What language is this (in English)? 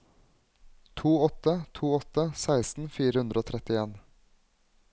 Norwegian